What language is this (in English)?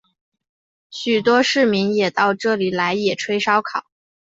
Chinese